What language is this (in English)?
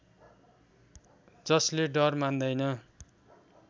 Nepali